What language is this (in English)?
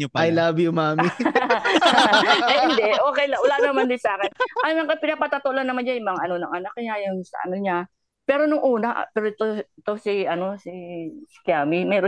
Filipino